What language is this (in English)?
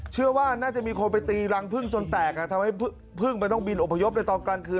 Thai